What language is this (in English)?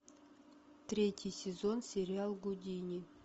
Russian